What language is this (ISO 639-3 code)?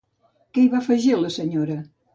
cat